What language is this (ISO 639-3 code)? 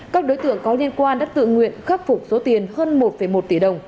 vie